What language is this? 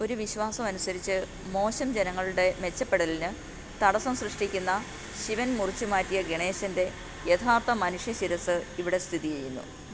Malayalam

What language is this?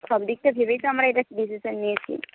Bangla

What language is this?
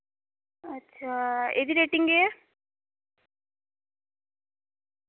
Dogri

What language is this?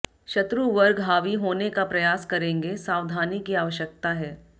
Hindi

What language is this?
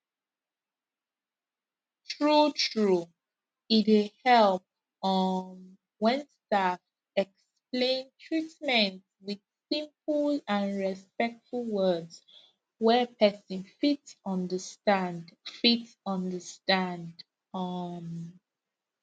Nigerian Pidgin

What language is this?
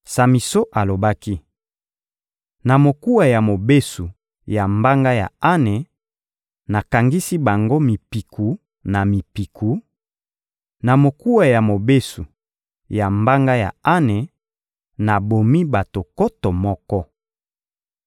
Lingala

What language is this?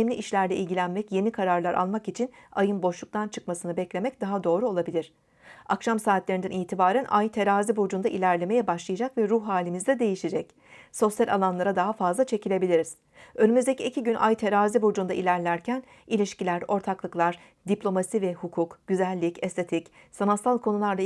Turkish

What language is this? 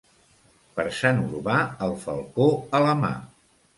Catalan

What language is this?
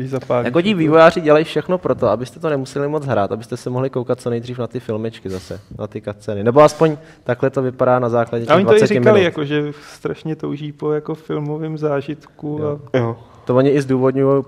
Czech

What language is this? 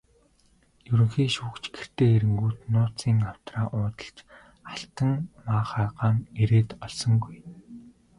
Mongolian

